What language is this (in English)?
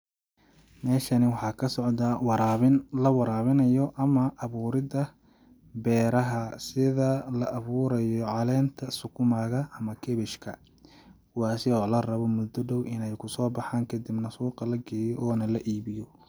Somali